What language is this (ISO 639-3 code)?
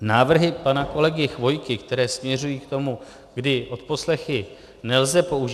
ces